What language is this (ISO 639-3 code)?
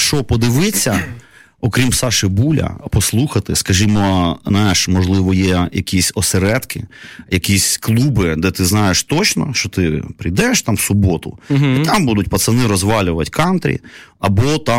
ukr